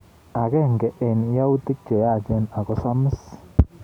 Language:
Kalenjin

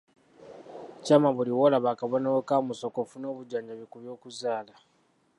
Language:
Ganda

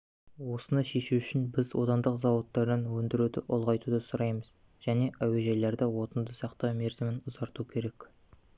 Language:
Kazakh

